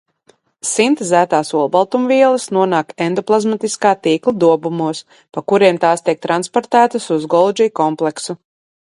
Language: Latvian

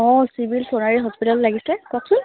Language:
Assamese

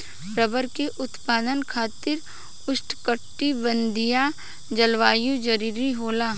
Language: Bhojpuri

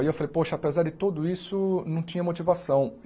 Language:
Portuguese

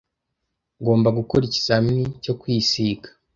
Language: Kinyarwanda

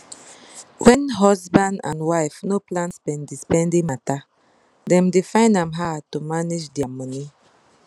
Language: Nigerian Pidgin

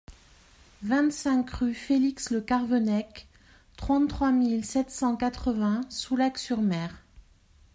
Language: French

